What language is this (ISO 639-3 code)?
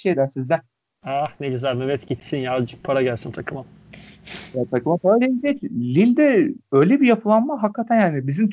tur